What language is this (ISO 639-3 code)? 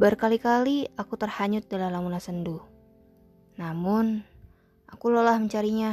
ind